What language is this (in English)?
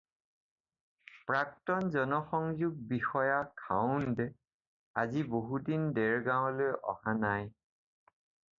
Assamese